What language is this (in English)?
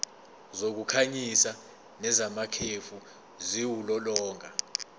Zulu